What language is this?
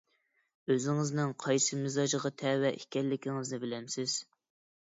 Uyghur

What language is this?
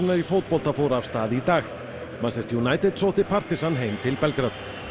Icelandic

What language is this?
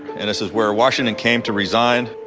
English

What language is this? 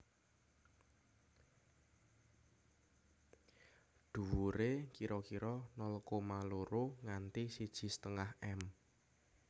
Javanese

